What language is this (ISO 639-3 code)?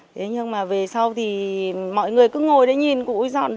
vie